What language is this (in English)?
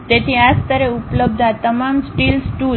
Gujarati